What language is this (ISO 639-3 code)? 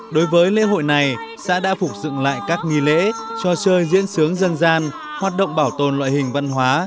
vie